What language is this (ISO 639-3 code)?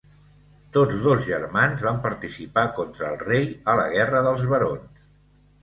cat